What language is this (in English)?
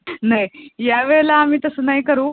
Marathi